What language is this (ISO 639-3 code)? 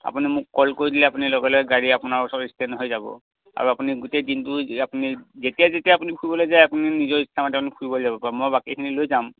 asm